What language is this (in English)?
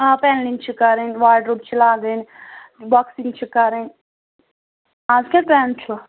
Kashmiri